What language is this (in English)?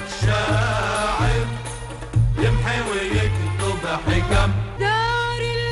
Arabic